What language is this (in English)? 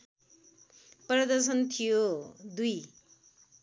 Nepali